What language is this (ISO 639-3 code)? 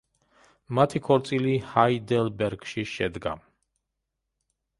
kat